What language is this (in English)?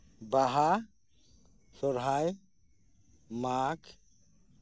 Santali